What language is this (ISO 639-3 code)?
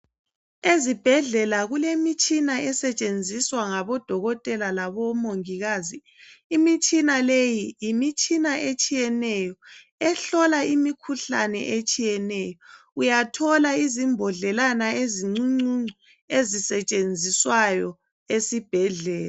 nde